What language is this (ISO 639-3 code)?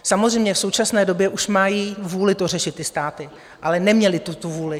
ces